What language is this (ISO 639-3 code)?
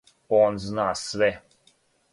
srp